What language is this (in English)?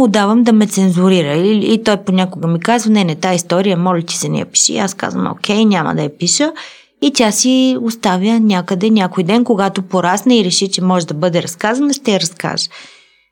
Bulgarian